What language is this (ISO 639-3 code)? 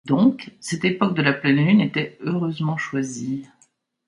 fra